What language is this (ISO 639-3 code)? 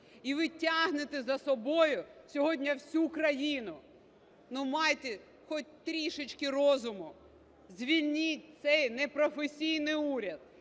ukr